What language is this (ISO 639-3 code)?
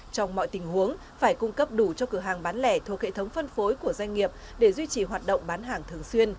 vie